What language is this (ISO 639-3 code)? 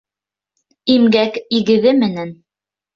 bak